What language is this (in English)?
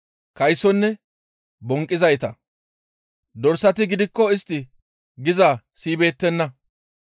Gamo